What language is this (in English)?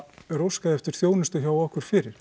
Icelandic